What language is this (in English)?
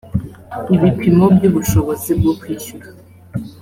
Kinyarwanda